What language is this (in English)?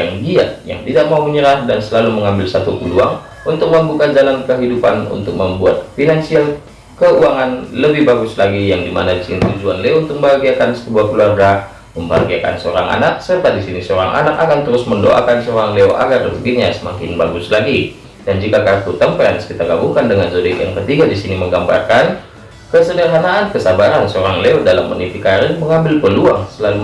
Indonesian